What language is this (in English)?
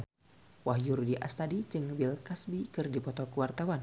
Sundanese